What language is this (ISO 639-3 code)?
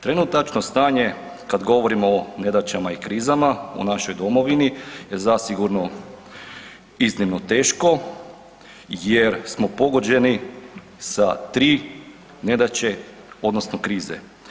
hrv